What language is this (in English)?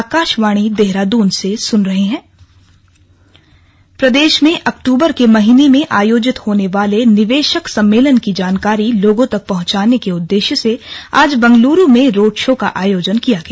Hindi